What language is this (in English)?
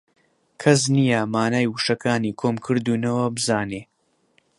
Central Kurdish